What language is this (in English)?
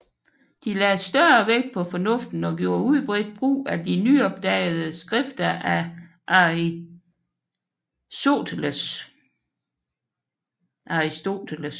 Danish